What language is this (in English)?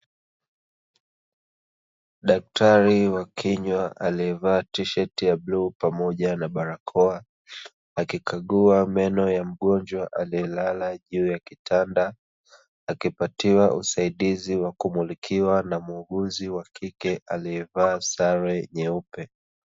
Swahili